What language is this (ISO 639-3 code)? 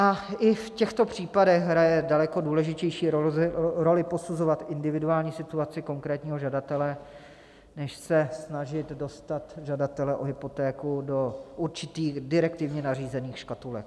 ces